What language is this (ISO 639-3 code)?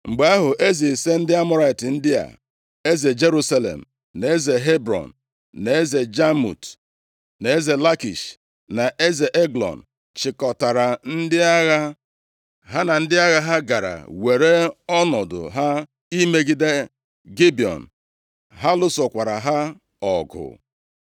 ibo